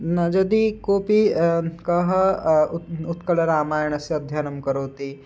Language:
Sanskrit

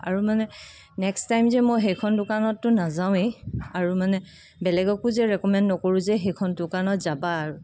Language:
Assamese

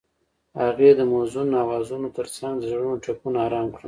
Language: Pashto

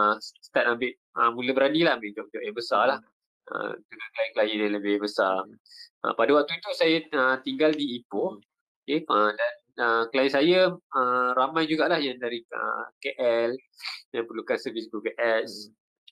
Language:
Malay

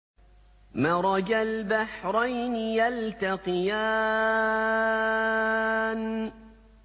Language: Arabic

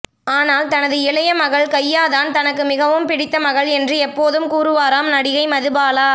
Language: Tamil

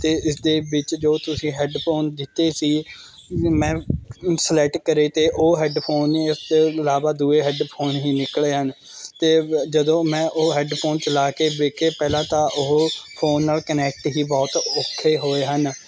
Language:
Punjabi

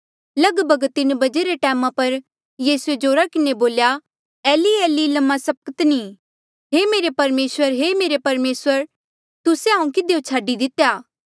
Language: Mandeali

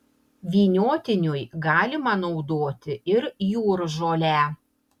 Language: Lithuanian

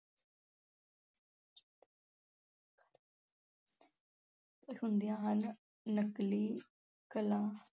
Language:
Punjabi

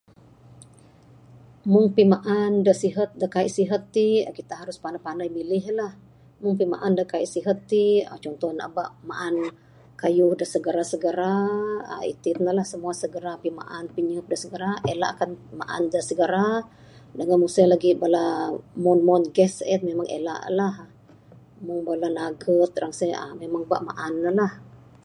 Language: Bukar-Sadung Bidayuh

